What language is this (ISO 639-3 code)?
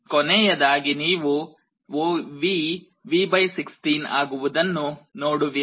kan